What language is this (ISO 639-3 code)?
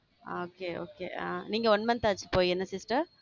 tam